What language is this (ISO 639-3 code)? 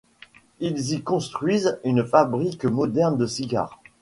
fra